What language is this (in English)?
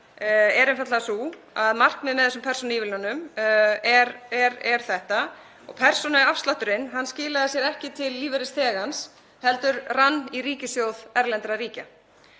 Icelandic